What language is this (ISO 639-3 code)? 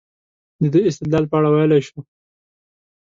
pus